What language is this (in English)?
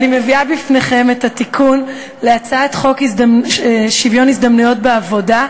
Hebrew